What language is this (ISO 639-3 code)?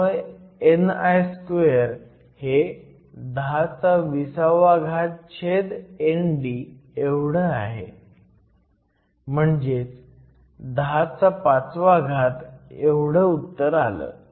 mar